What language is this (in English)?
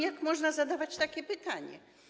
Polish